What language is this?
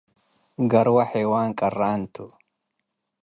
Tigre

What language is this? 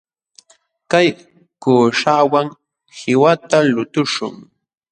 Jauja Wanca Quechua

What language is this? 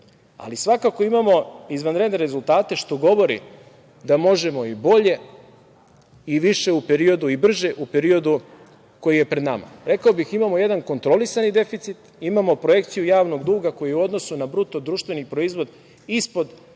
Serbian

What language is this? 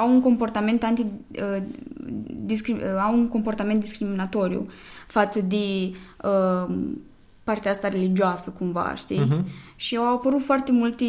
Romanian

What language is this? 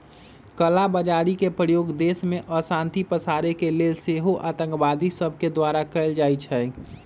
Magahi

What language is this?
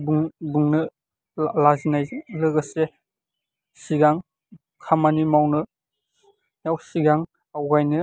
Bodo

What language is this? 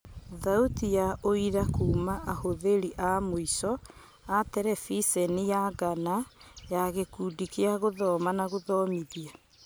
Kikuyu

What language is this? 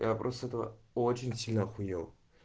Russian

